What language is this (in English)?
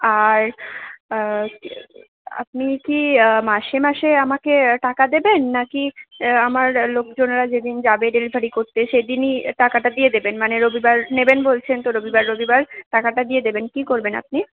Bangla